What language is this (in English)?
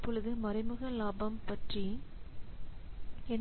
Tamil